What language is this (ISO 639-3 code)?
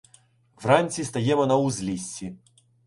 ukr